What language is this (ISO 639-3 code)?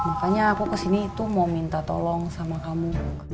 ind